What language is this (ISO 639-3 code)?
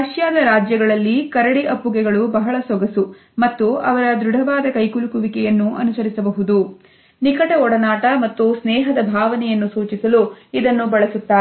kan